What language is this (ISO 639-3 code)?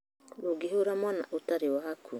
kik